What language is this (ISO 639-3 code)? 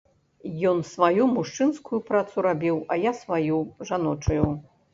bel